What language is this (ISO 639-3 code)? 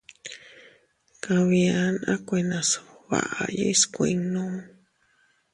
cut